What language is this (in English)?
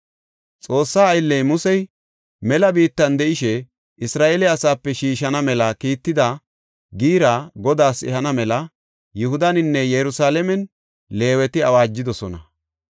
Gofa